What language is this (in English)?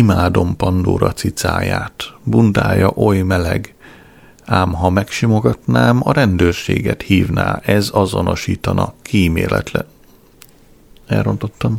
Hungarian